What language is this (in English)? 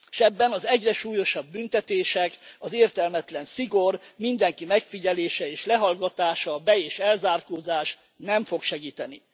Hungarian